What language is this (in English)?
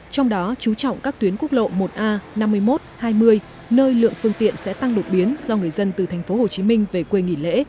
Vietnamese